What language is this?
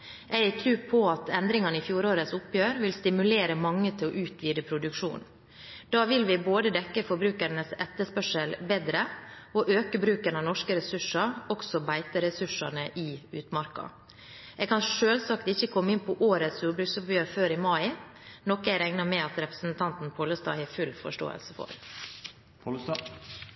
Norwegian Bokmål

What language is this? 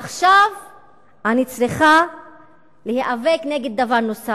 Hebrew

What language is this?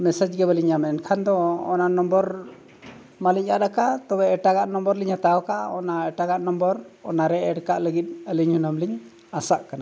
Santali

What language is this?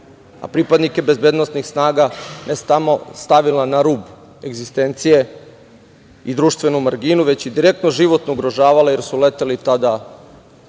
Serbian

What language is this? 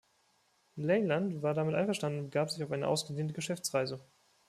German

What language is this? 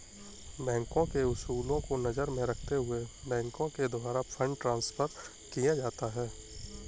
Hindi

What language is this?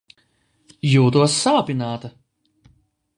Latvian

